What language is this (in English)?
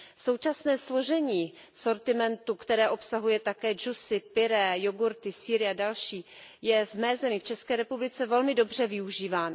Czech